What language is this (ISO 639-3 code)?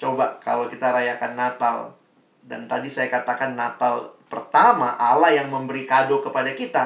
ind